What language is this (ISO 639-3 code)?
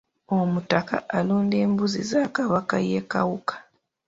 lug